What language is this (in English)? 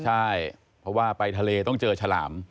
Thai